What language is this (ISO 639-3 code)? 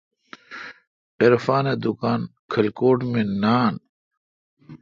xka